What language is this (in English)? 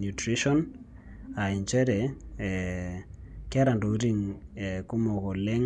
Masai